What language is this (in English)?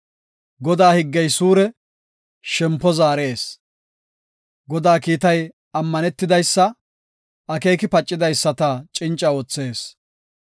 Gofa